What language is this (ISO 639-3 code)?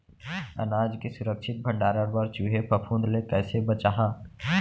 hne